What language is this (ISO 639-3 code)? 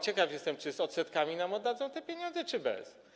pol